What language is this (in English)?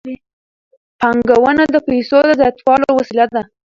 Pashto